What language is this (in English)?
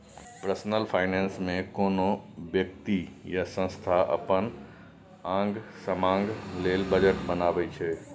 Maithili